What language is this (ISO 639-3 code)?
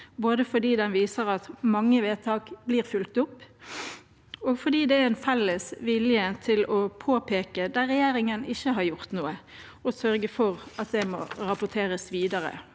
nor